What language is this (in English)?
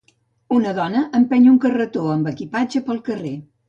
Catalan